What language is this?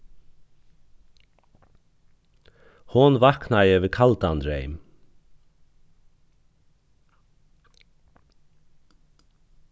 Faroese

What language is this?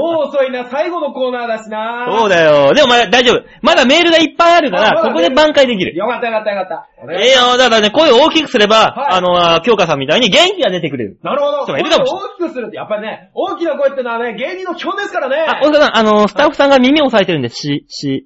Japanese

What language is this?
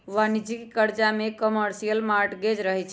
Magahi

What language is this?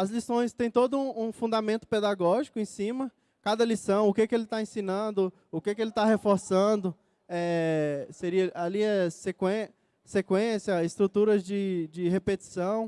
Portuguese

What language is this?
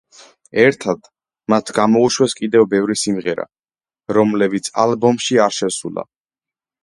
Georgian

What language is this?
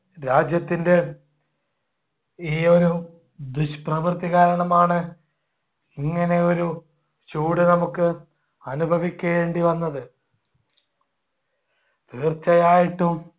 Malayalam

